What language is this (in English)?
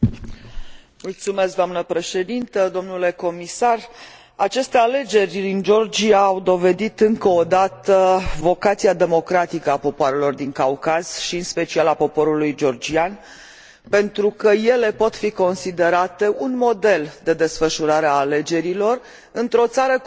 Romanian